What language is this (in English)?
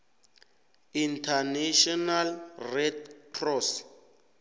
South Ndebele